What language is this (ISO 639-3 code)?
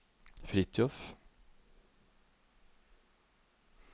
nor